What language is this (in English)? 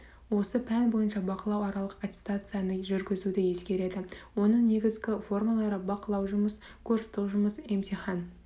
Kazakh